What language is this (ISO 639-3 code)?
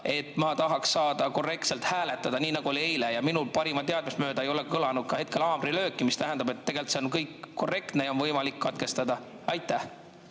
est